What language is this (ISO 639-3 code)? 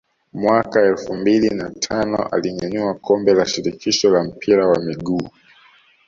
swa